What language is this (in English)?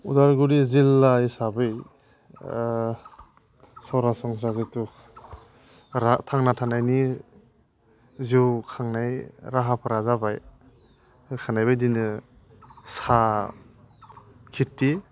Bodo